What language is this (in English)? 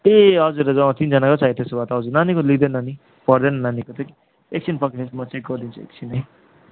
Nepali